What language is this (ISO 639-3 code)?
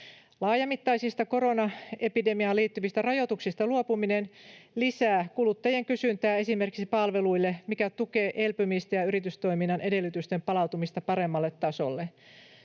fin